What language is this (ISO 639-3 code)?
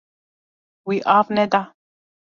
kur